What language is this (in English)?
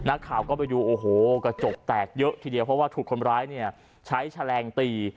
Thai